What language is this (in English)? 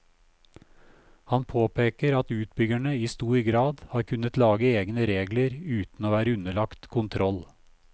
Norwegian